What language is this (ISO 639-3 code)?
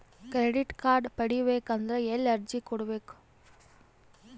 kan